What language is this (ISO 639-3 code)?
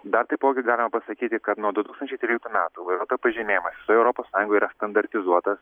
lit